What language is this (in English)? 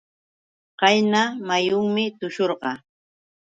Yauyos Quechua